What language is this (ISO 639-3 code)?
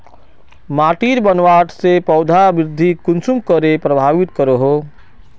mag